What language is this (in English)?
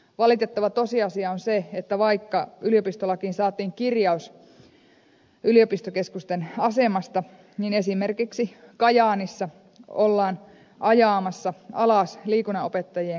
Finnish